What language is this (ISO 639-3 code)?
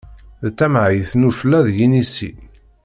kab